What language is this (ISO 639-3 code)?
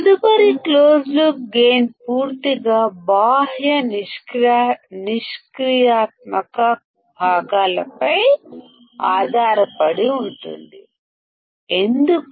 tel